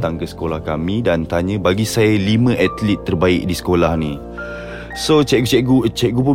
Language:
Malay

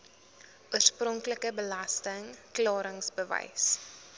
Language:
Afrikaans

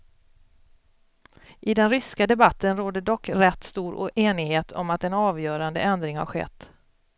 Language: Swedish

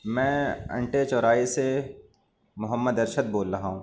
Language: Urdu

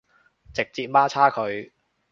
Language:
Cantonese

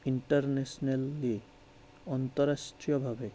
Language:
Assamese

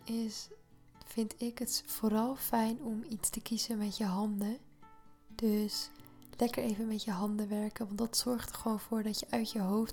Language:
Dutch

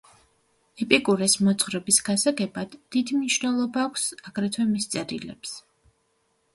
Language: Georgian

